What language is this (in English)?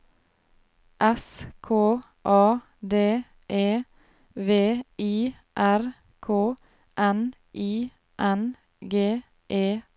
Norwegian